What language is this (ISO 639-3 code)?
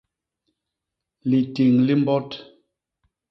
bas